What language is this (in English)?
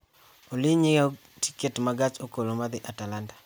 Luo (Kenya and Tanzania)